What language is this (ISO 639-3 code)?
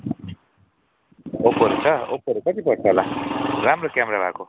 nep